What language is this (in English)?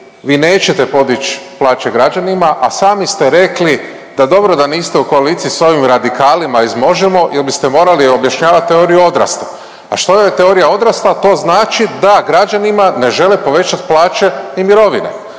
Croatian